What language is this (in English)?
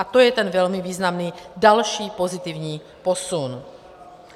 Czech